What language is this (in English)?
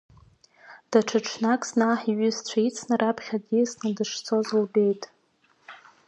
Abkhazian